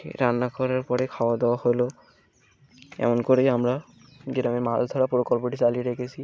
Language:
Bangla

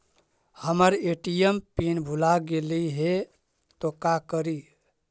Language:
Magahi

